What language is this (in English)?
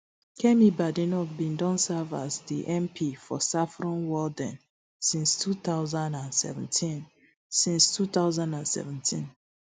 Nigerian Pidgin